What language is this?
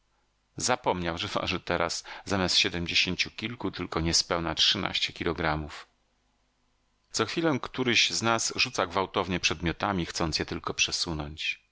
Polish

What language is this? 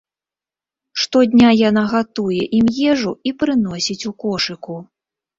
Belarusian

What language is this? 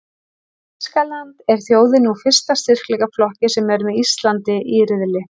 Icelandic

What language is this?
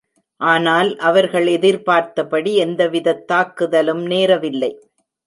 Tamil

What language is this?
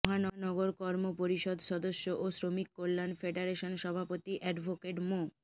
Bangla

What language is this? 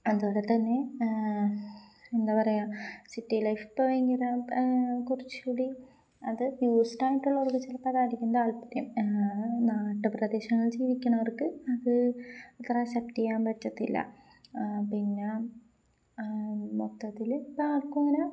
Malayalam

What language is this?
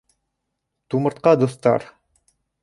Bashkir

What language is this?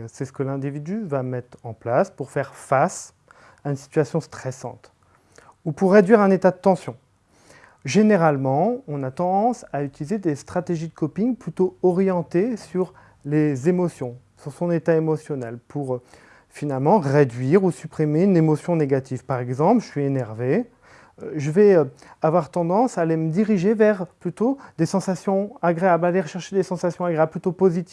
French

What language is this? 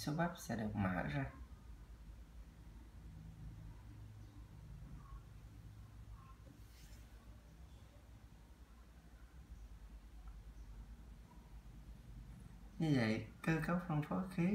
Vietnamese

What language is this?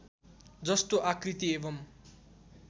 Nepali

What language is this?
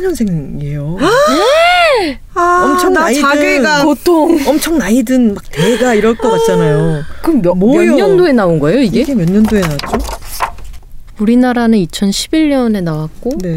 Korean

